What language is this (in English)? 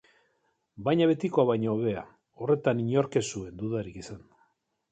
Basque